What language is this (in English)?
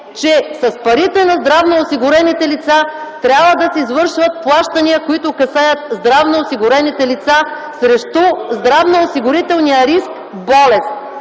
Bulgarian